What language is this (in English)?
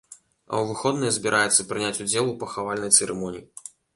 Belarusian